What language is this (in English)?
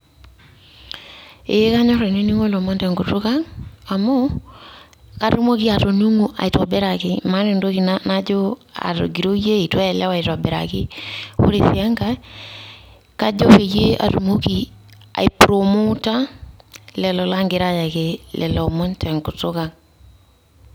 Masai